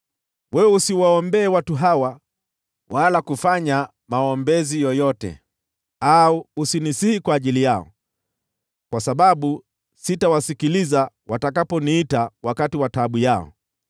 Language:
Swahili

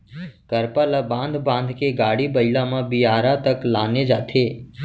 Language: Chhattisgarhi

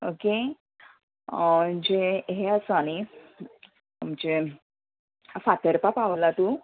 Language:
Konkani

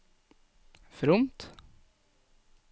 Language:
Norwegian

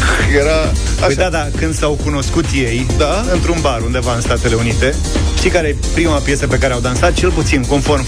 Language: Romanian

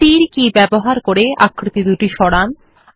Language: Bangla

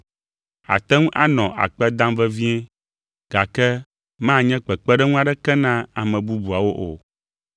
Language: Ewe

